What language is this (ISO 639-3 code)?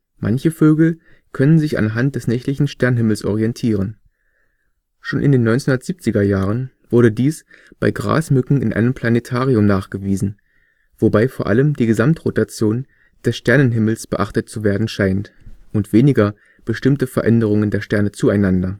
deu